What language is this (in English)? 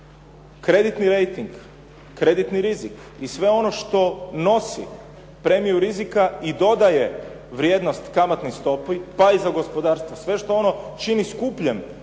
Croatian